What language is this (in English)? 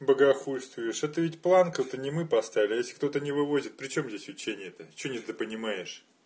Russian